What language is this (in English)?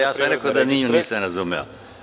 Serbian